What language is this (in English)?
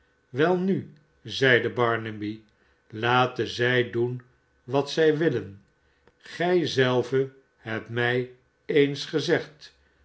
Dutch